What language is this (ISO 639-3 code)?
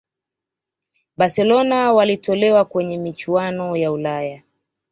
swa